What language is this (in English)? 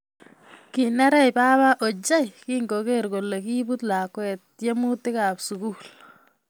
Kalenjin